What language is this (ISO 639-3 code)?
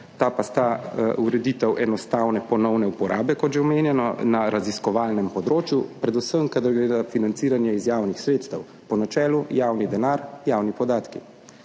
slv